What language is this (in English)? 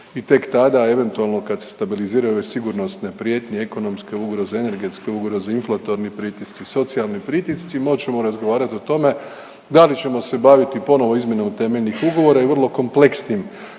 Croatian